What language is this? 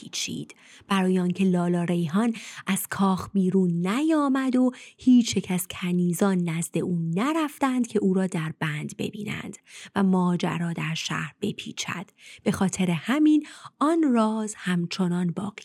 Persian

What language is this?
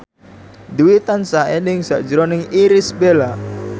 Javanese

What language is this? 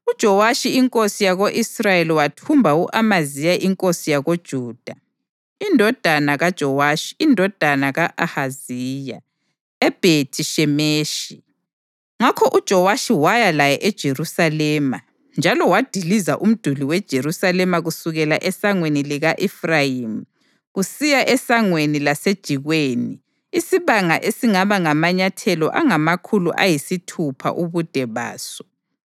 North Ndebele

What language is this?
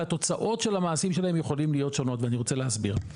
Hebrew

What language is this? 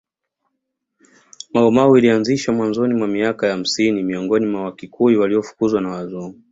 Swahili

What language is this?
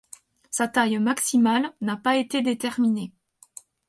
French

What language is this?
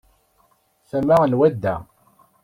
Kabyle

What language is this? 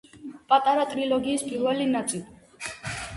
Georgian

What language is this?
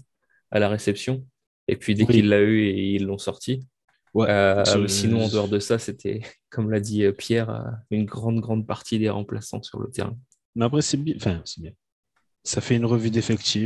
French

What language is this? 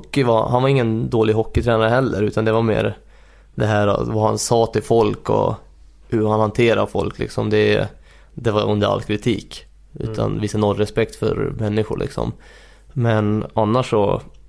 Swedish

